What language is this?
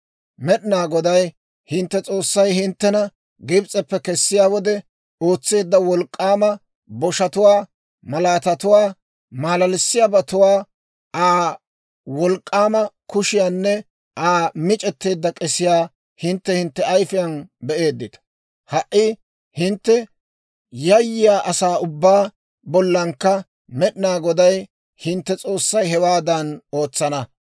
Dawro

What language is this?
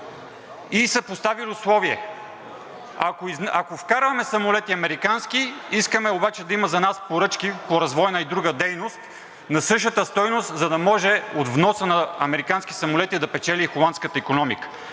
Bulgarian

